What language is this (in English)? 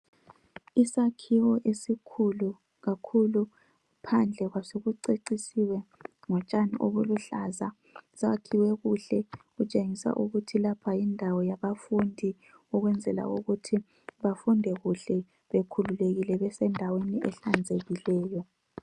North Ndebele